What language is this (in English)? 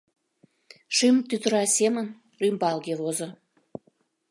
Mari